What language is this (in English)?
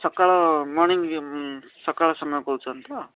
Odia